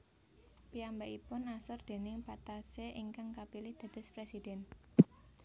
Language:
Javanese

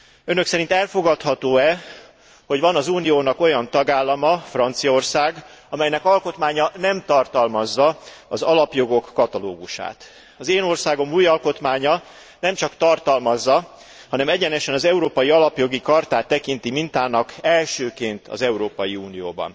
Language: Hungarian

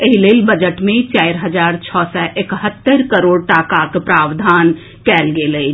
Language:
Maithili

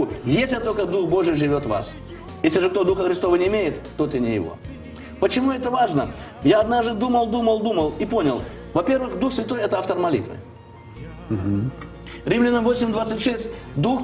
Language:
Russian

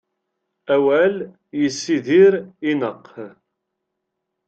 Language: Kabyle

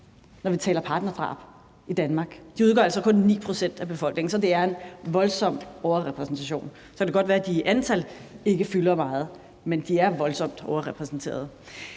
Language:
Danish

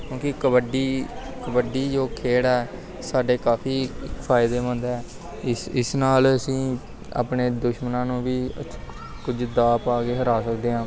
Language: Punjabi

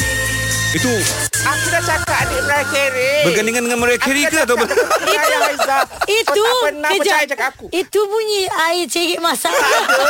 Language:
Malay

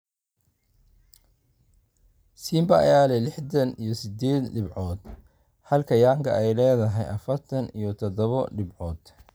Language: Somali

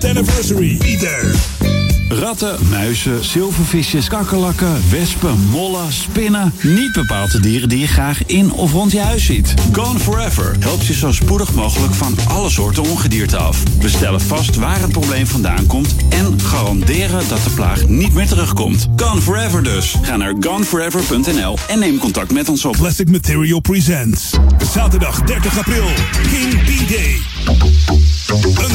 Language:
Dutch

